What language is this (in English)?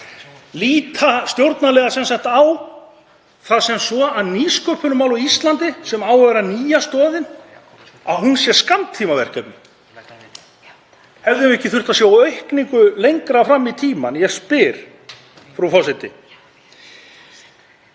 Icelandic